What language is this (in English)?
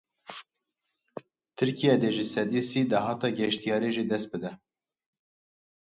Kurdish